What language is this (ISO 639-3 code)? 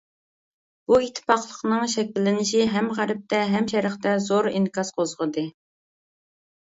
uig